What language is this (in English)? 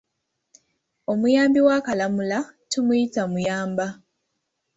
Ganda